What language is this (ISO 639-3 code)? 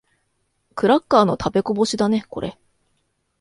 jpn